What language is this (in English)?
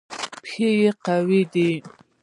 Pashto